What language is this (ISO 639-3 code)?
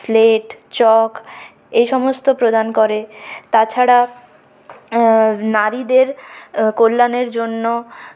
ben